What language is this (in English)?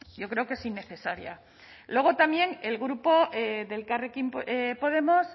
Spanish